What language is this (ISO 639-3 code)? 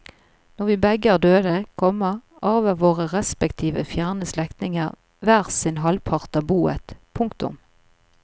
nor